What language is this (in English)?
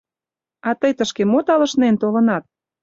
Mari